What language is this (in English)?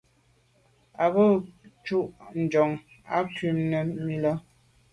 Medumba